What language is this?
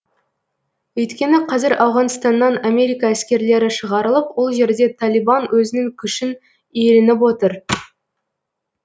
Kazakh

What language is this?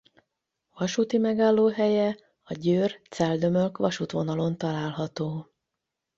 Hungarian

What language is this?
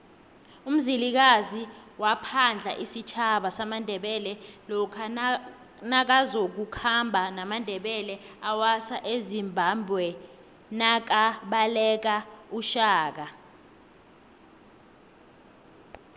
South Ndebele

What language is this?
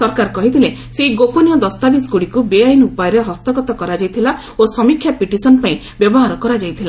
Odia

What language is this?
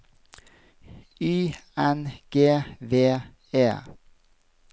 Norwegian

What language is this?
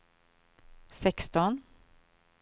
Swedish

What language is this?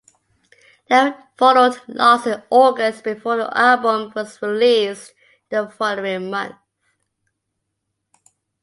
English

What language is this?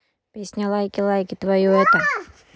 Russian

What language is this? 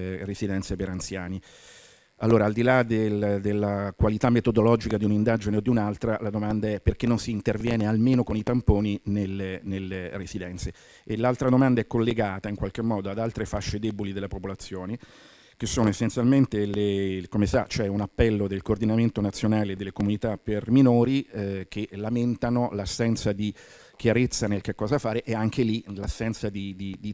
Italian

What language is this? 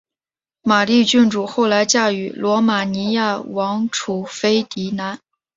Chinese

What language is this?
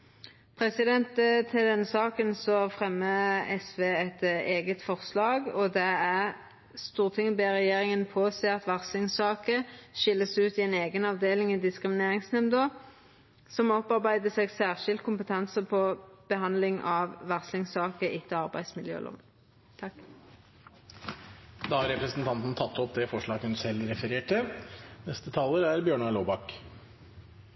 Norwegian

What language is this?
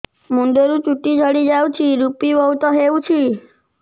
Odia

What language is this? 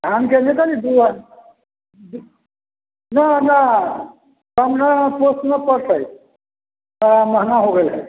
Maithili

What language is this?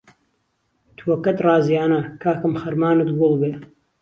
Central Kurdish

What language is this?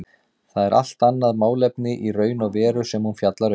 Icelandic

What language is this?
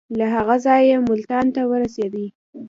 Pashto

